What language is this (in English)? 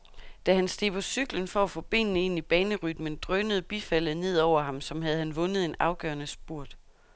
Danish